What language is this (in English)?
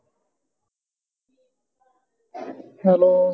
Punjabi